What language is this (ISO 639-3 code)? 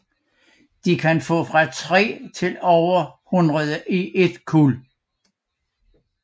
dan